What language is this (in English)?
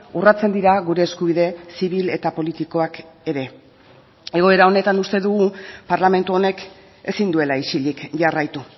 Basque